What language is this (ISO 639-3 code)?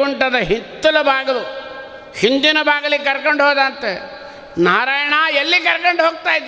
kan